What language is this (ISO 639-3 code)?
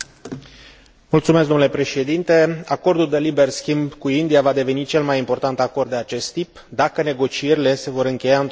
ron